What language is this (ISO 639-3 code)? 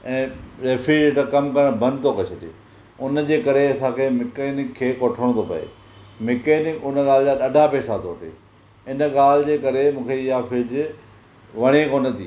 snd